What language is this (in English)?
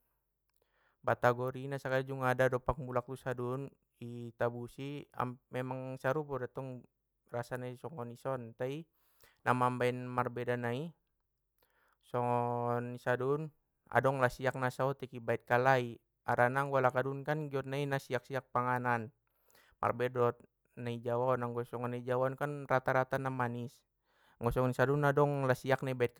Batak Mandailing